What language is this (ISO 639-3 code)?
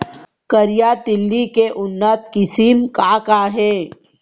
hne